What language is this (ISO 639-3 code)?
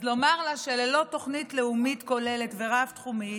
heb